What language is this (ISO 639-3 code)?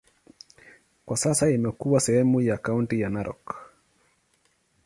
swa